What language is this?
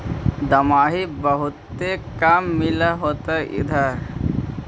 Magahi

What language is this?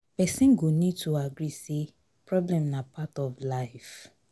Nigerian Pidgin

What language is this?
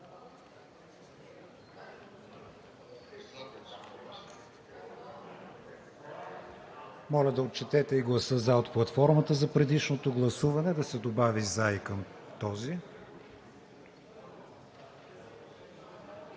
Bulgarian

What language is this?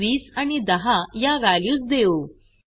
Marathi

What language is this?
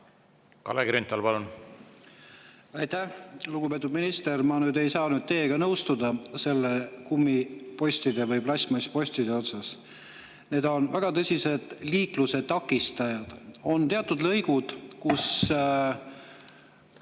Estonian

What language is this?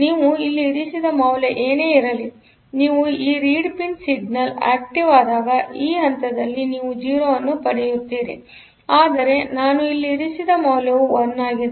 Kannada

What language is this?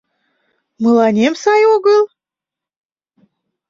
Mari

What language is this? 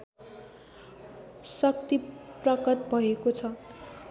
Nepali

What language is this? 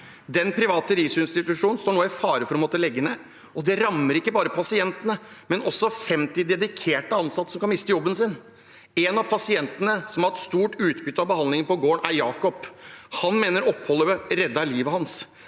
Norwegian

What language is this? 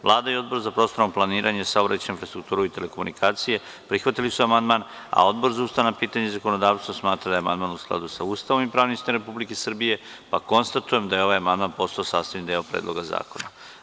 Serbian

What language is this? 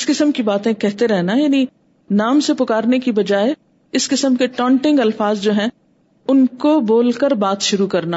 Urdu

